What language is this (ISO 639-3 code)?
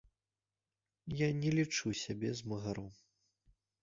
bel